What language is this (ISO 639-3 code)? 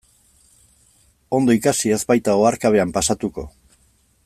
eus